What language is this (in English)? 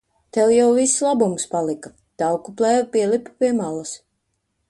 Latvian